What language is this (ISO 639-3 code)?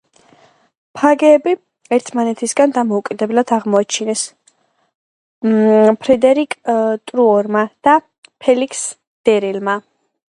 kat